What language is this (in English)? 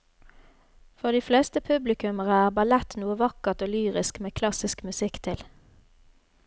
Norwegian